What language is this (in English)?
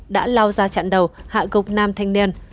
Vietnamese